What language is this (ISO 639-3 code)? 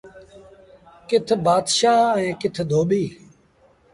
sbn